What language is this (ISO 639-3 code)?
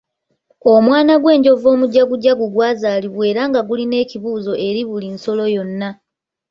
lug